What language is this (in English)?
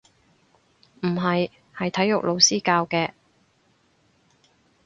Cantonese